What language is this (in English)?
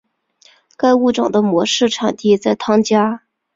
Chinese